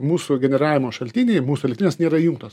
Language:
Lithuanian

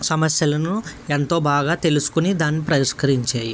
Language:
Telugu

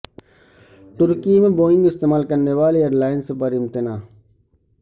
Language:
Urdu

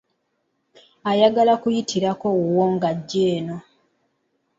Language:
Ganda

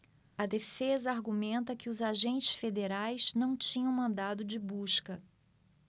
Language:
Portuguese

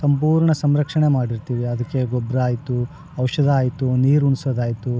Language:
Kannada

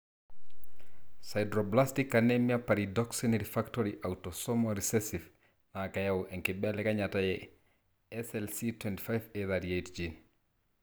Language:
Masai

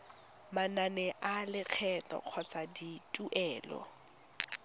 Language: Tswana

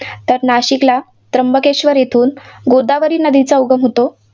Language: Marathi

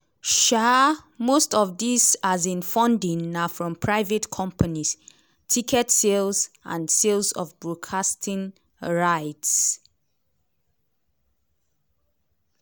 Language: Nigerian Pidgin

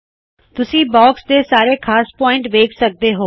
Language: Punjabi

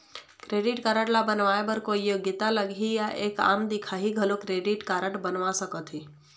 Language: Chhattisgarhi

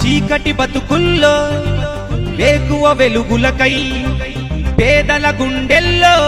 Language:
Telugu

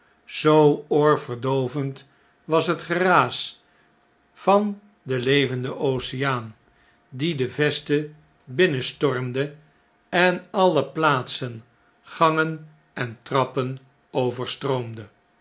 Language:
Dutch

